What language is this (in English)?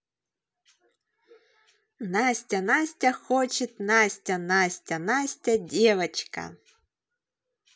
Russian